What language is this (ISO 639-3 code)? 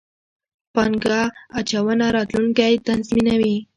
pus